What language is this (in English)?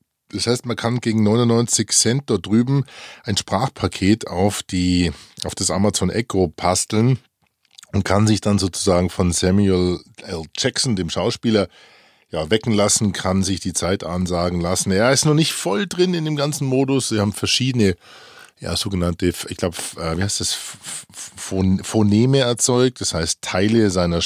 German